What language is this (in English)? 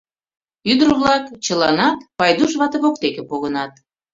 Mari